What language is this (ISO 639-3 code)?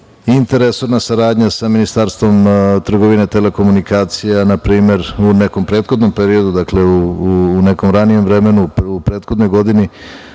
srp